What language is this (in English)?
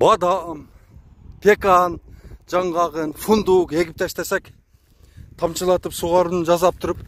Turkish